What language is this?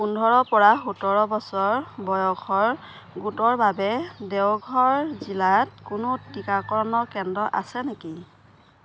Assamese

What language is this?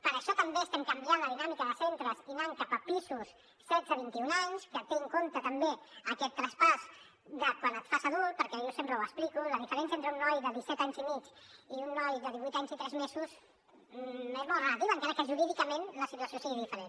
Catalan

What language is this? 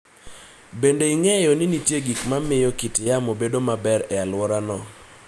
Luo (Kenya and Tanzania)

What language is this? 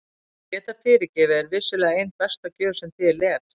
Icelandic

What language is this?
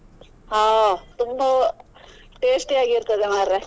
Kannada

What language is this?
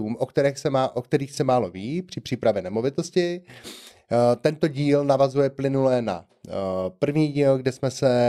Czech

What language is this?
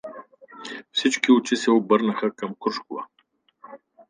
Bulgarian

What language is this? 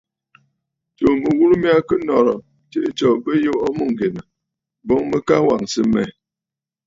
Bafut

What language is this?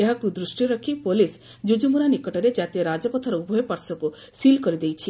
Odia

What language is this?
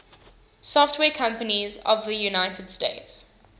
English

